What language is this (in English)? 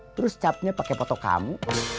Indonesian